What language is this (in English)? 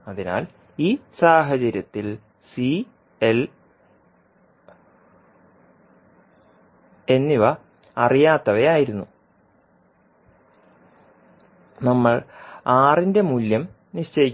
Malayalam